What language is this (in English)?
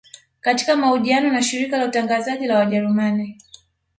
Swahili